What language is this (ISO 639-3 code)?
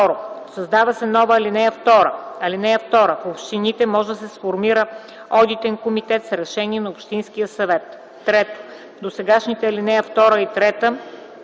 bul